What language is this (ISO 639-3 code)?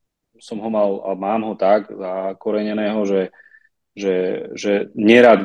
slk